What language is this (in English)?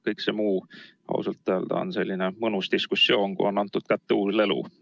Estonian